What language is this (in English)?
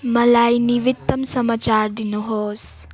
Nepali